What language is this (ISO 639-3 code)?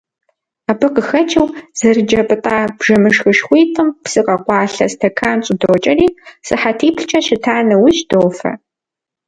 kbd